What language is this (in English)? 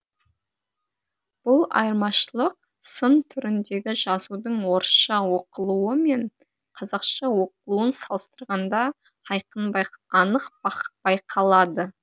Kazakh